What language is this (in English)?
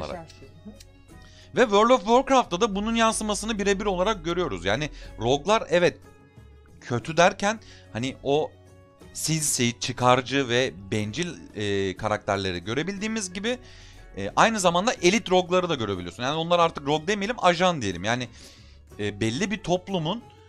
Turkish